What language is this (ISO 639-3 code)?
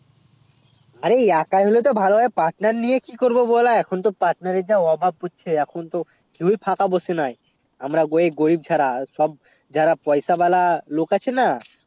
ben